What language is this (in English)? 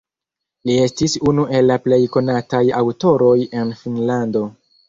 Esperanto